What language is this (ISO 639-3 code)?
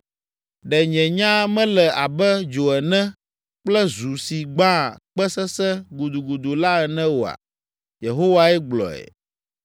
ewe